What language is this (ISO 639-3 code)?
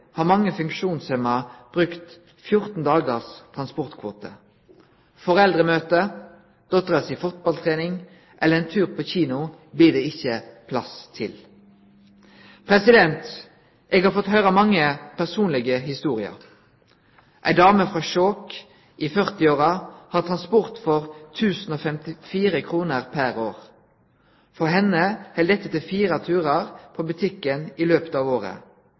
nno